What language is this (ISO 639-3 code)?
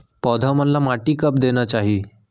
hne